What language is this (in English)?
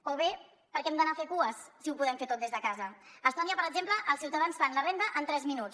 Catalan